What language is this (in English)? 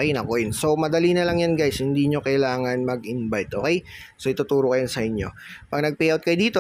Filipino